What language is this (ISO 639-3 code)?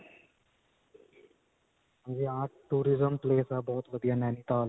pan